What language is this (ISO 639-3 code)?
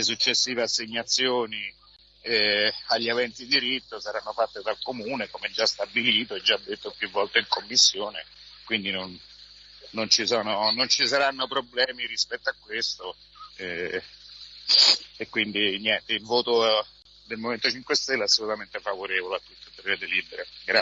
ita